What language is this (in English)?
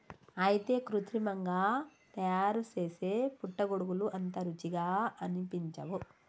Telugu